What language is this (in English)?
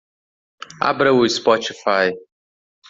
Portuguese